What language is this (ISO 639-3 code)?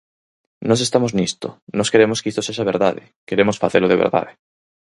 glg